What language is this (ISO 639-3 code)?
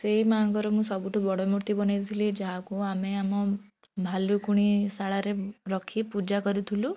ori